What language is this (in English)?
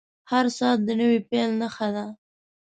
Pashto